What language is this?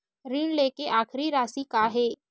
Chhattisgarhi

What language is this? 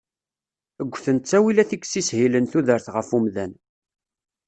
Kabyle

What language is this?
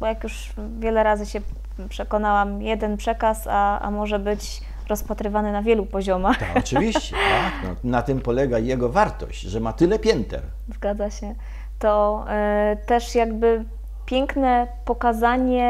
Polish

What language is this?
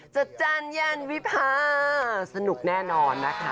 Thai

